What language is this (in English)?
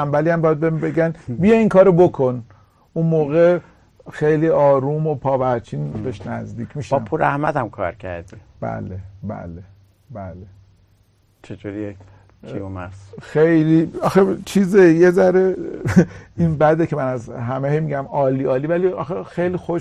Persian